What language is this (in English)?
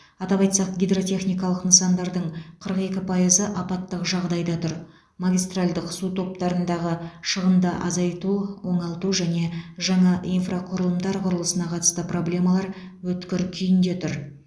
Kazakh